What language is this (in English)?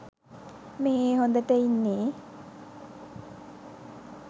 Sinhala